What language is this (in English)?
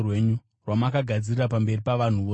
Shona